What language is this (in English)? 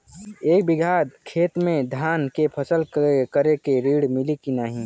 Bhojpuri